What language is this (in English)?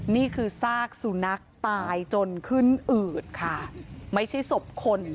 Thai